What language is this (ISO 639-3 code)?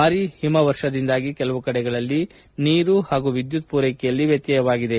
kan